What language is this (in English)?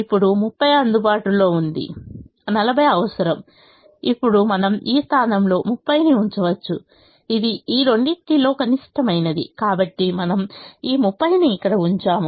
Telugu